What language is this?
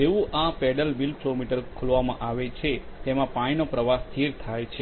Gujarati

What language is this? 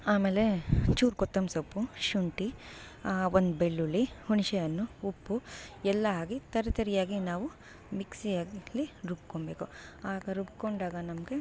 Kannada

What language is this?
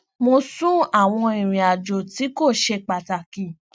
Yoruba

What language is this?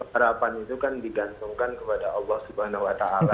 Indonesian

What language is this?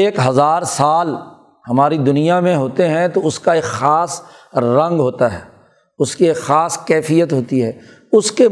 Urdu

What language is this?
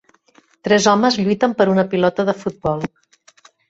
Catalan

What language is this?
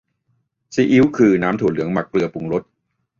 Thai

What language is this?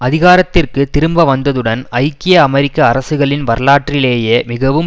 Tamil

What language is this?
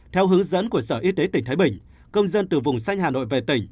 Vietnamese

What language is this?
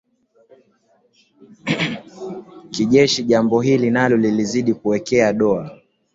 Swahili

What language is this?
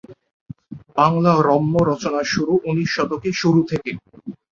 Bangla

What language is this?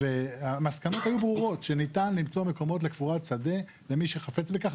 Hebrew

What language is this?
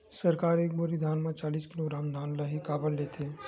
Chhattisgarhi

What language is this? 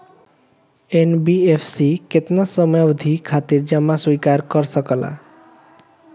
Bhojpuri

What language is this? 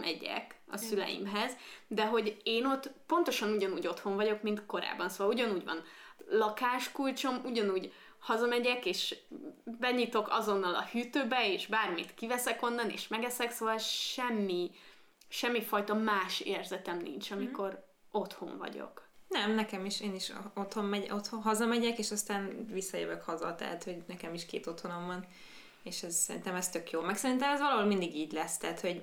Hungarian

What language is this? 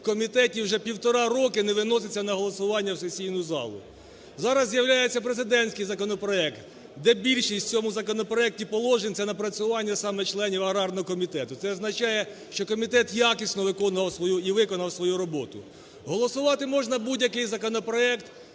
Ukrainian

